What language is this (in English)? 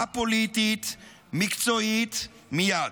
Hebrew